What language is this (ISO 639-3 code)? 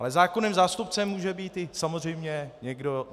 ces